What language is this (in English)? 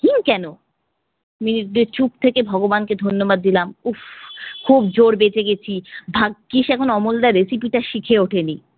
Bangla